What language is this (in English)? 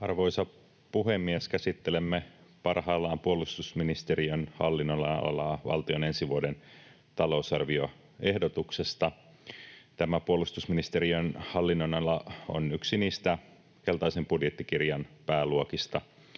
Finnish